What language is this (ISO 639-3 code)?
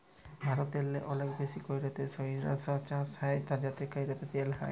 ben